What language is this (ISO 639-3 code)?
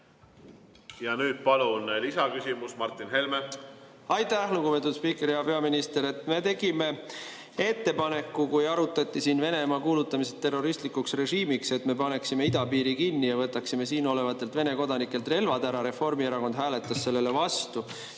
est